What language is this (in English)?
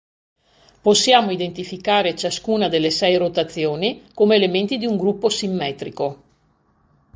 Italian